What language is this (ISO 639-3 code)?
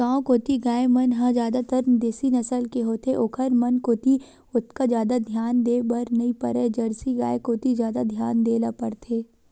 hne